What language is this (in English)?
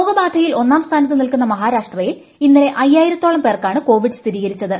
Malayalam